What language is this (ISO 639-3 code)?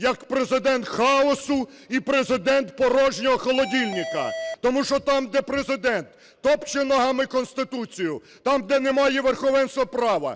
ukr